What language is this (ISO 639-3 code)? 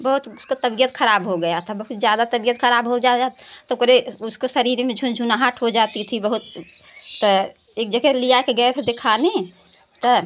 hin